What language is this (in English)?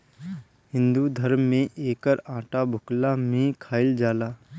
Bhojpuri